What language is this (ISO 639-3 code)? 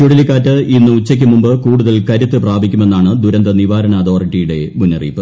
mal